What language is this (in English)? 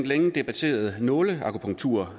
Danish